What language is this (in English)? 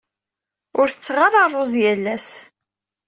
Kabyle